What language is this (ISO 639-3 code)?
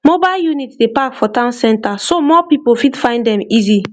pcm